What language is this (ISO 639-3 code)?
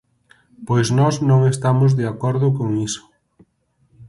glg